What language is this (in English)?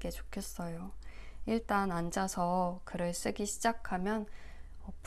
Korean